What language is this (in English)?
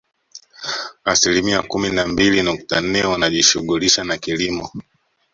Swahili